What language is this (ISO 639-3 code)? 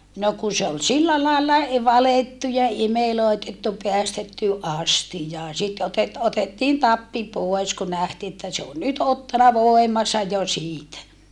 fin